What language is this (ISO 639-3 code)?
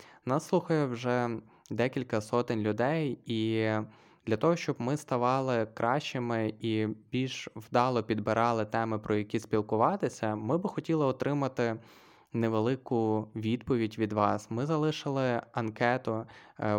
ukr